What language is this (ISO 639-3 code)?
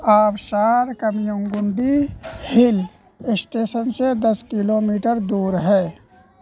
urd